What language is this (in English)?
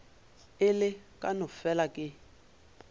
Northern Sotho